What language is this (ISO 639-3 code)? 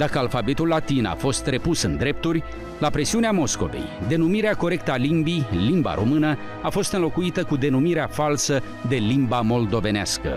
ron